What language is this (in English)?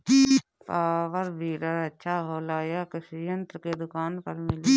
Bhojpuri